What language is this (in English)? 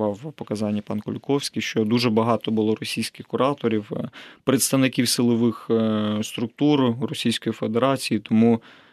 Ukrainian